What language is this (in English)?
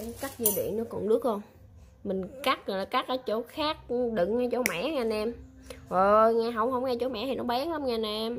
Vietnamese